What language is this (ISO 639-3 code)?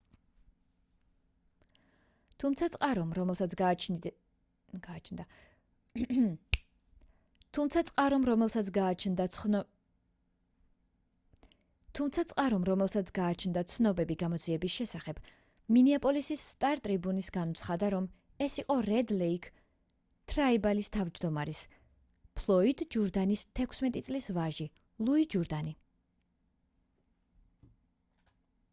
kat